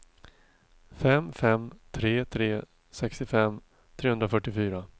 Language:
Swedish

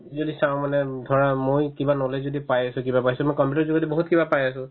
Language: Assamese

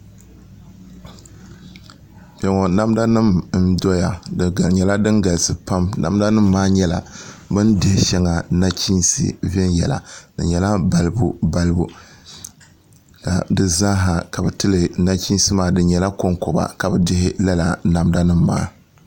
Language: Dagbani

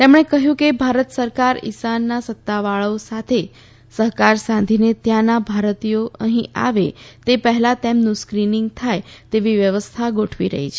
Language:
Gujarati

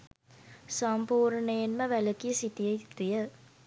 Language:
Sinhala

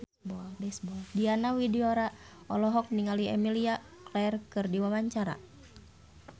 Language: Sundanese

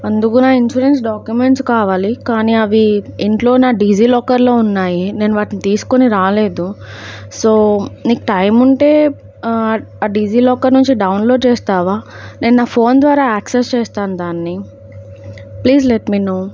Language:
Telugu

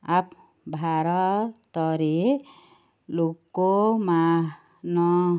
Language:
Odia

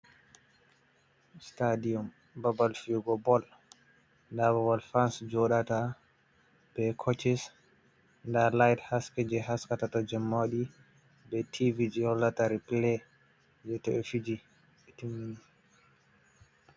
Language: Fula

